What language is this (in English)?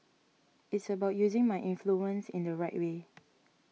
English